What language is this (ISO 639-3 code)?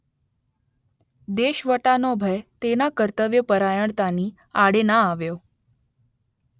guj